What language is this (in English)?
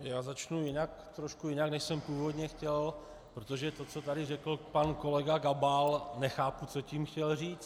Czech